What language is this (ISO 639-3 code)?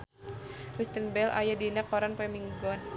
sun